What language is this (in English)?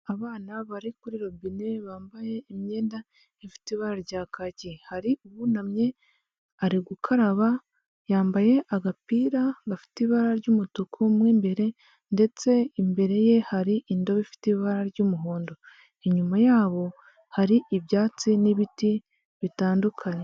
Kinyarwanda